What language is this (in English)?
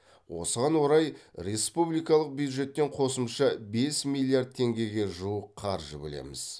Kazakh